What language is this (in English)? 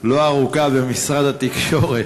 Hebrew